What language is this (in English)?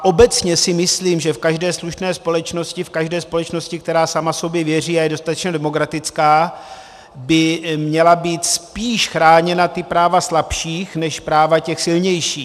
Czech